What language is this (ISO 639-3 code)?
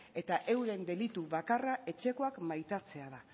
eus